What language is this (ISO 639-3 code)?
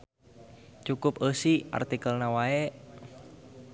sun